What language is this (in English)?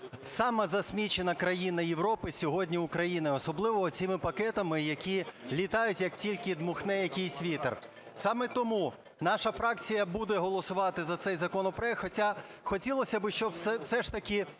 Ukrainian